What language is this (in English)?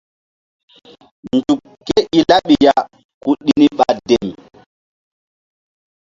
Mbum